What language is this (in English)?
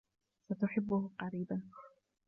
Arabic